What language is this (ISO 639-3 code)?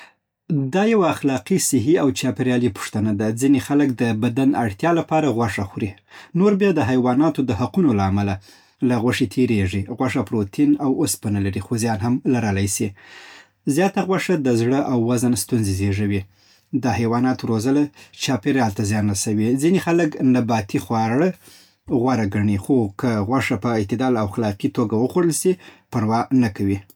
pbt